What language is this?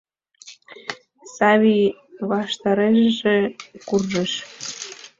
Mari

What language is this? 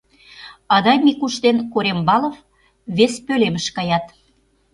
Mari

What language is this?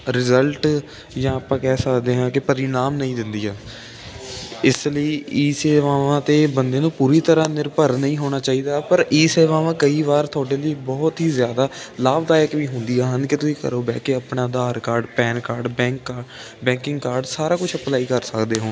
Punjabi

